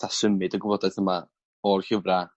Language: Welsh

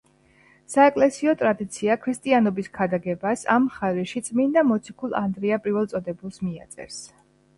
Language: Georgian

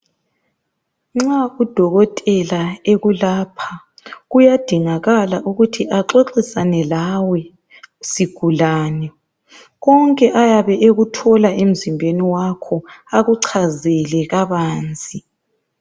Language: North Ndebele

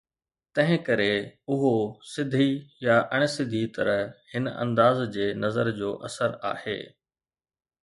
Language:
Sindhi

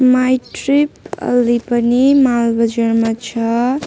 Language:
Nepali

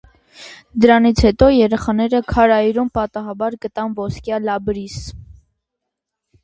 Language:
Armenian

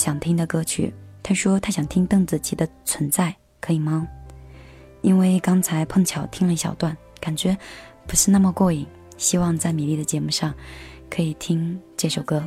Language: Chinese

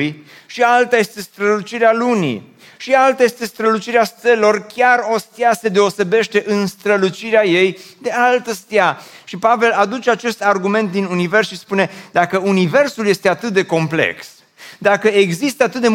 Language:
Romanian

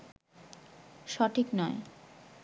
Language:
Bangla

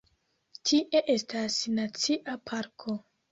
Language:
Esperanto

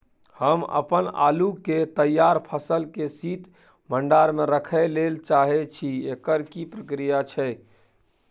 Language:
Maithili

